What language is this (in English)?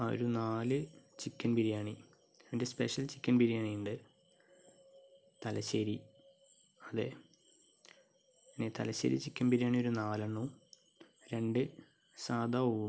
Malayalam